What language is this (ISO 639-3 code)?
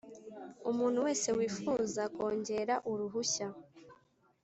kin